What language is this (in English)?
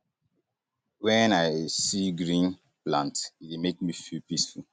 Nigerian Pidgin